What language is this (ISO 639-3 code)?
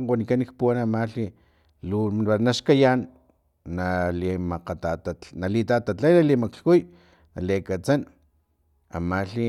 tlp